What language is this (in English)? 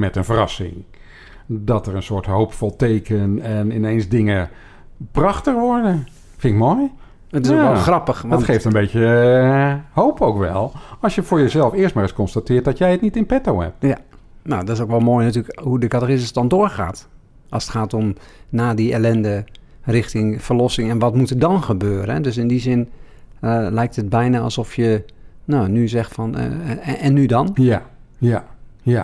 Dutch